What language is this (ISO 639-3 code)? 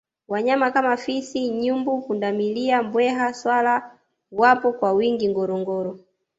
swa